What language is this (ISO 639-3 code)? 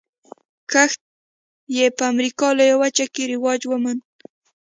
pus